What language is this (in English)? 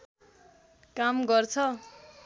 Nepali